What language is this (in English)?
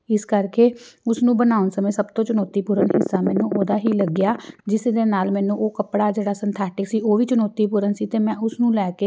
Punjabi